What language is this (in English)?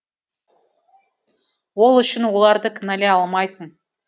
Kazakh